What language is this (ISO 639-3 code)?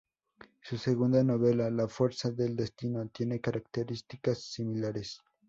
spa